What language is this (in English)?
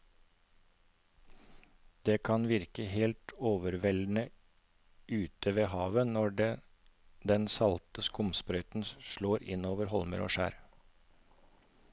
Norwegian